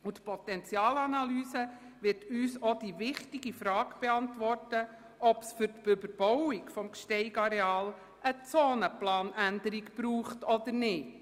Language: Swiss German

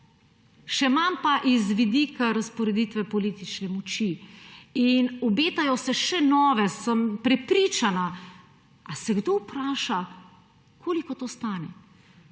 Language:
Slovenian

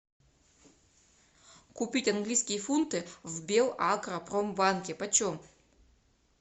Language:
Russian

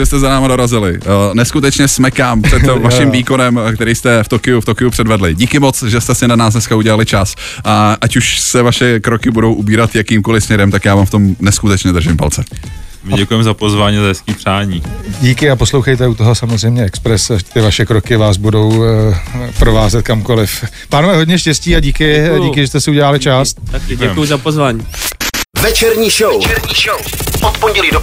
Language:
Czech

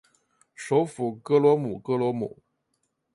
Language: Chinese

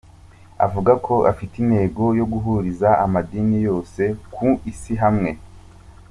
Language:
Kinyarwanda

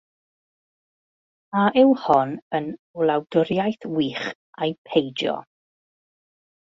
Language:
Welsh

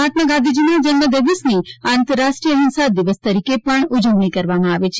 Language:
Gujarati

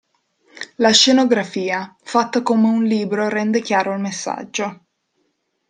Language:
Italian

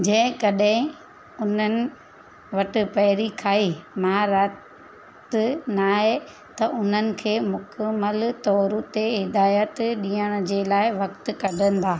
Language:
Sindhi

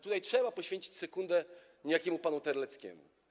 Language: Polish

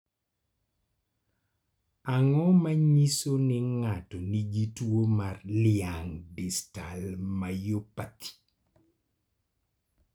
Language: Luo (Kenya and Tanzania)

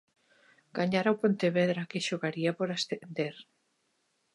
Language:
Galician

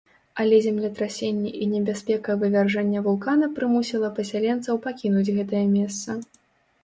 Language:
Belarusian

